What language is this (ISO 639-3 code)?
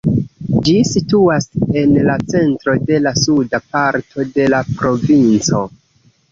epo